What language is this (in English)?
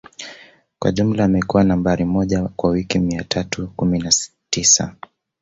Swahili